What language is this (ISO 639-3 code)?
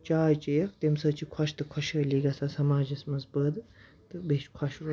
kas